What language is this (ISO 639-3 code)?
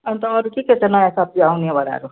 nep